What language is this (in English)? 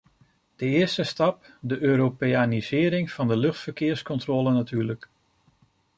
Dutch